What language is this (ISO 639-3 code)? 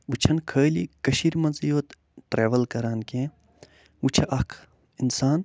kas